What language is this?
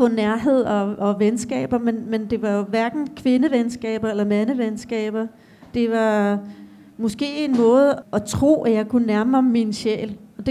Danish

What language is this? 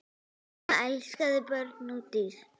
Icelandic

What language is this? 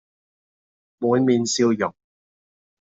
Cantonese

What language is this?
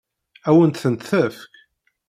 Kabyle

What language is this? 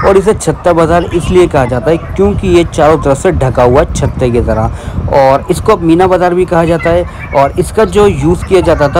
Hindi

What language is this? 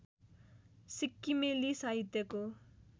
Nepali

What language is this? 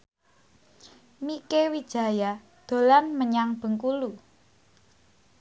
Javanese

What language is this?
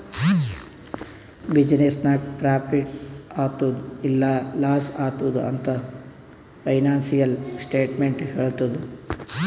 Kannada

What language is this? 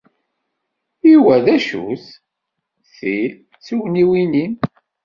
Kabyle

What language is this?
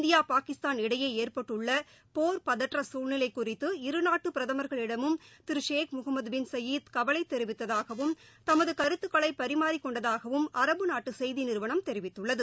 Tamil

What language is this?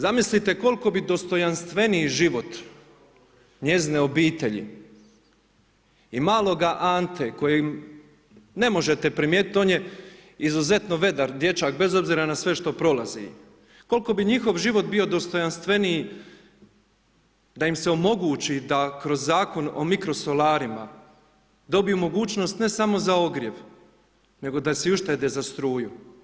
Croatian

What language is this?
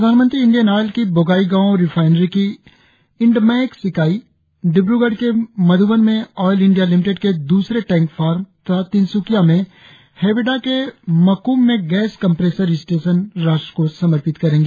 Hindi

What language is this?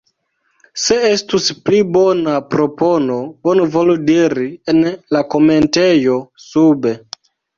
Esperanto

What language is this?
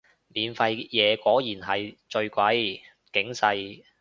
Cantonese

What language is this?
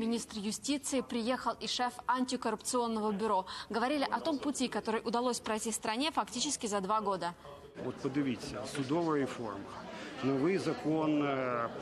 Russian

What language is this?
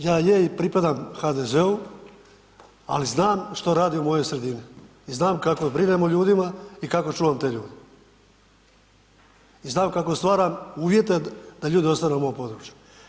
Croatian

